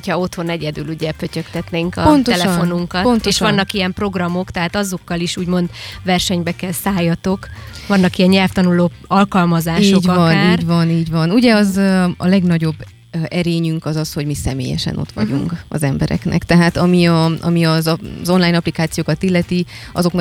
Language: Hungarian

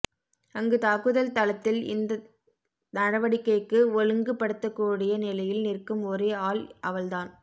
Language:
Tamil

